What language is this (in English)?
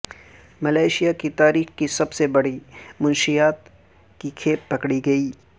Urdu